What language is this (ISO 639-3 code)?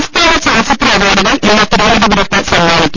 mal